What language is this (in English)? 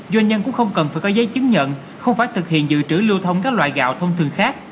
Vietnamese